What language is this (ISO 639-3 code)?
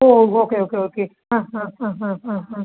mal